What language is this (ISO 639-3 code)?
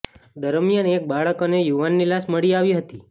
guj